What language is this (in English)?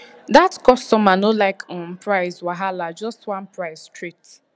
Nigerian Pidgin